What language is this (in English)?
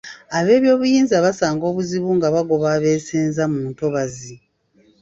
Ganda